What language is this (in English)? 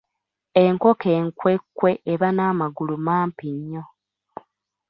Ganda